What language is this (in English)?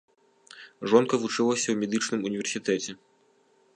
Belarusian